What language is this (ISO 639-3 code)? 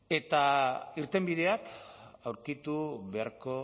eus